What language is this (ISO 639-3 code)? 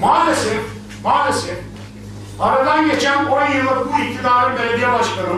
tur